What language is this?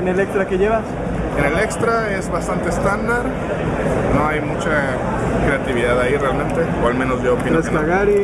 Spanish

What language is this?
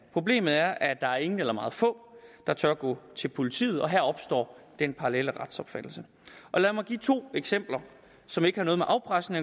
Danish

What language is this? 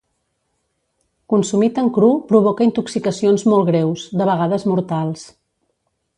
Catalan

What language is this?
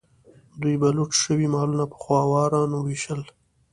Pashto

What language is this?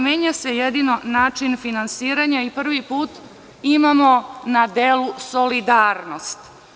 Serbian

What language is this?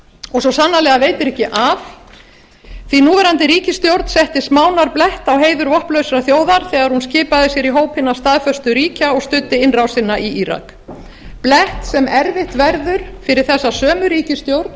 Icelandic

